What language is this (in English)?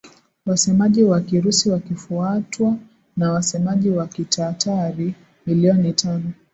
Swahili